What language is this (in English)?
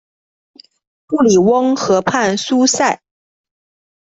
Chinese